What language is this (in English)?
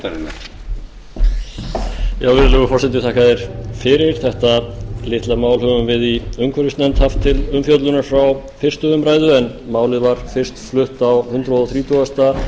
Icelandic